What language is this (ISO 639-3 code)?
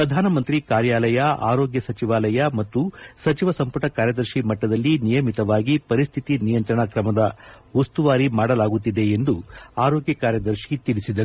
kan